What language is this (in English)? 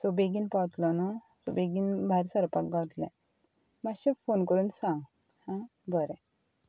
Konkani